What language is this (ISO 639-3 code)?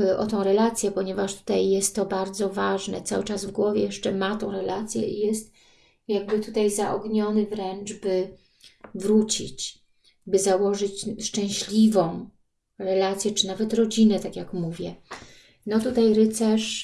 pol